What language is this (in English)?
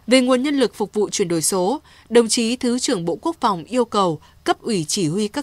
Vietnamese